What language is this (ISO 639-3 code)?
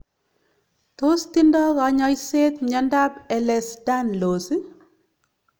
kln